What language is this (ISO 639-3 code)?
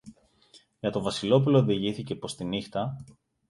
ell